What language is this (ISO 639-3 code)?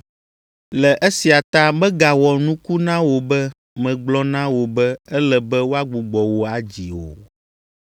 ewe